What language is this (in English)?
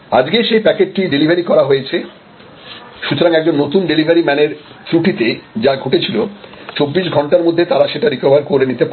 Bangla